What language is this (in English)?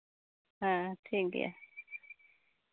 Santali